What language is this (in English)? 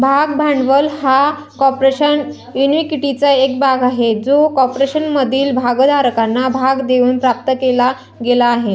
Marathi